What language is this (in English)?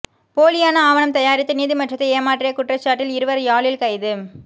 Tamil